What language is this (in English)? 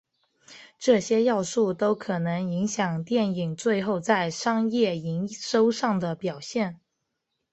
Chinese